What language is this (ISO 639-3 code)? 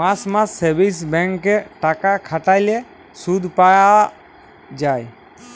ben